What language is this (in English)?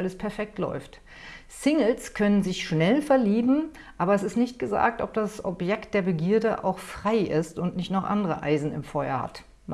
German